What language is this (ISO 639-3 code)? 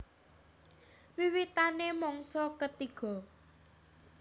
jav